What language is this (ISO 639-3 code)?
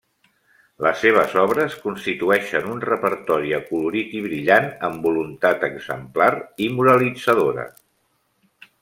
cat